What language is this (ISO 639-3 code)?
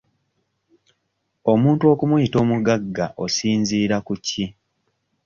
lug